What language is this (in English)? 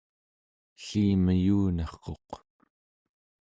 Central Yupik